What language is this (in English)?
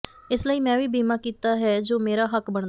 Punjabi